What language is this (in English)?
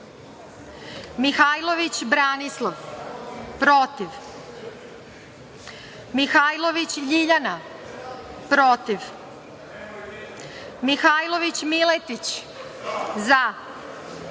Serbian